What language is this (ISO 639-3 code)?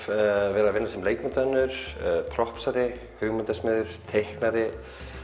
isl